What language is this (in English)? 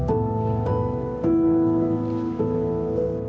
Icelandic